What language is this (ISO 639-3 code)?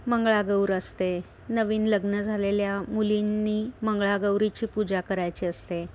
mar